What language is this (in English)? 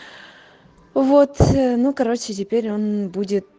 Russian